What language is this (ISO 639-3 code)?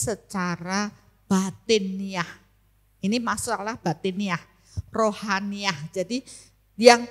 ind